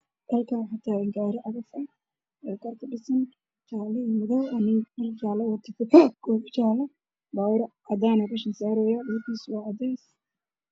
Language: Somali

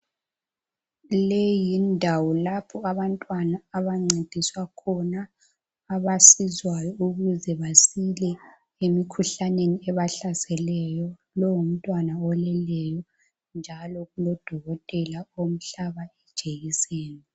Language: North Ndebele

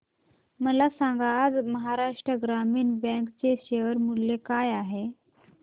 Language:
Marathi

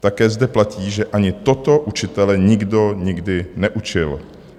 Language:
Czech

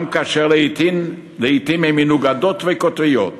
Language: Hebrew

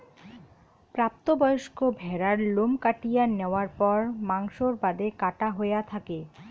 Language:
Bangla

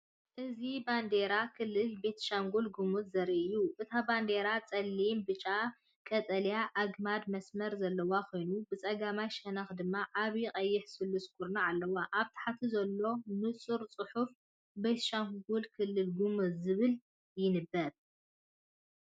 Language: Tigrinya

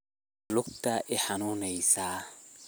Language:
Somali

